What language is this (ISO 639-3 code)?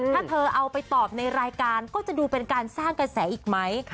tha